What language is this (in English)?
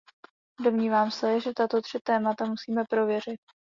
Czech